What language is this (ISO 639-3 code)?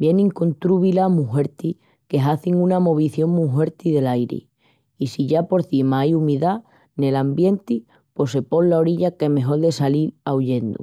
ext